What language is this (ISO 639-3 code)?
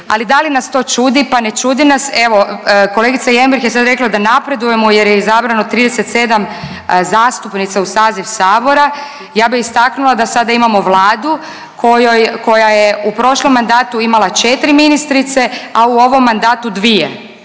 hrv